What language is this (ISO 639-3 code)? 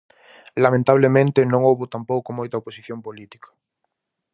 glg